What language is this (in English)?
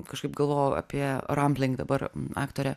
Lithuanian